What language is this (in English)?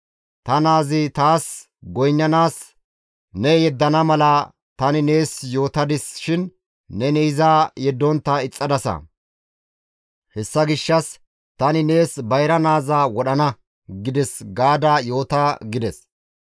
Gamo